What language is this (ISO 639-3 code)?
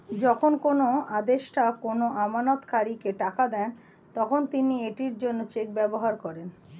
ben